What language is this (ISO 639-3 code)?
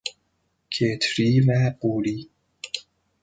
fas